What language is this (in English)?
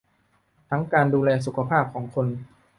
Thai